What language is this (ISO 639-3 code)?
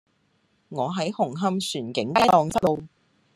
yue